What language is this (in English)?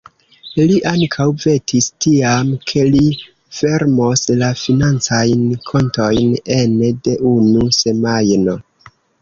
Esperanto